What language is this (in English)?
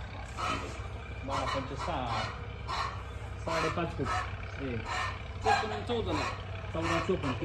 Marathi